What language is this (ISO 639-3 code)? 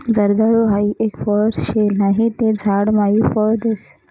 mar